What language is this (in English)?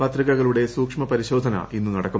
Malayalam